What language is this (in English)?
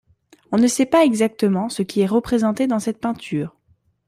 French